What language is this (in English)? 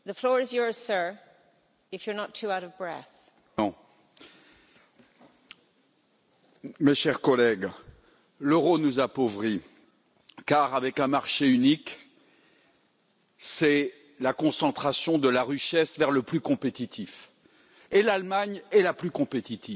French